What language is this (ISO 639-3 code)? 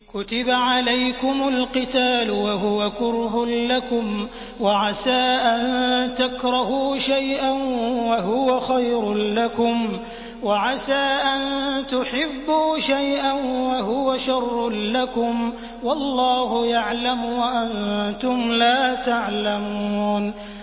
ara